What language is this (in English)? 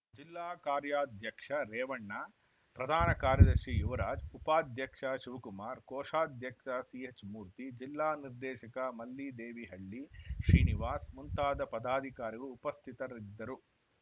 Kannada